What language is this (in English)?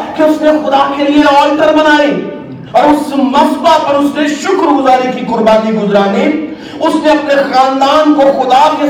Urdu